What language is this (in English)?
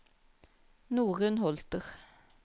Norwegian